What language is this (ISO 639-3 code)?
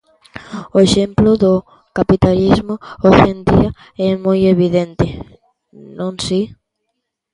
glg